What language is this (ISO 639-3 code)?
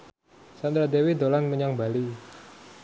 jav